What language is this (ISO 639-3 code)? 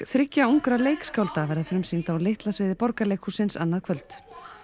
isl